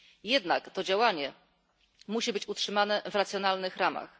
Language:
Polish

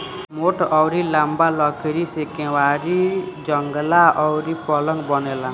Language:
Bhojpuri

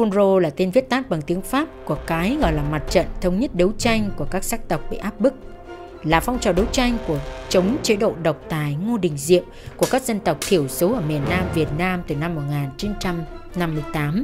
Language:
Vietnamese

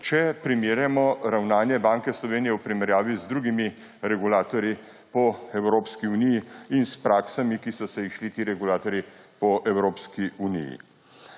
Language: Slovenian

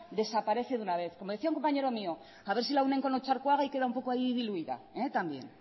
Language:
Spanish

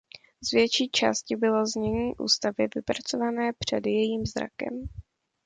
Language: Czech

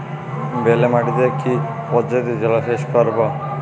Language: Bangla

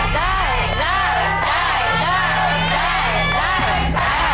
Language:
Thai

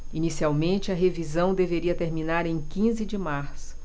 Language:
Portuguese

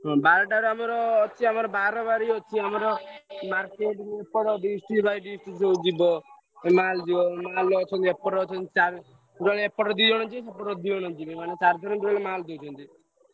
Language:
Odia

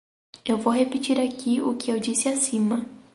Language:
Portuguese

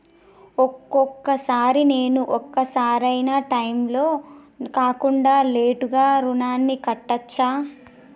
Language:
Telugu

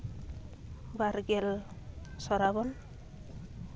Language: Santali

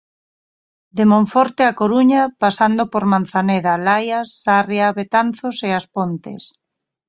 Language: Galician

